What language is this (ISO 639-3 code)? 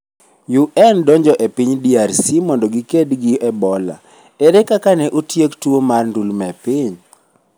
luo